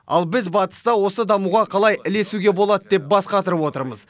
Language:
Kazakh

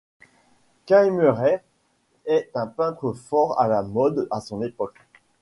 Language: French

